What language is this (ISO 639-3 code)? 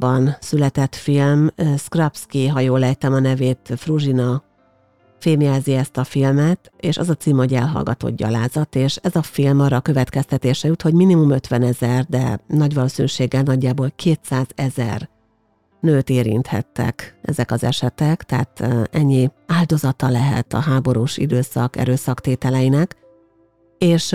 hun